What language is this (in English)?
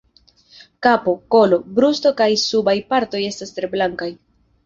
Esperanto